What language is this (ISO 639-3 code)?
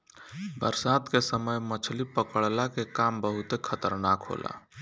bho